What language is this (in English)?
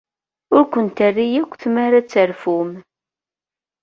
Kabyle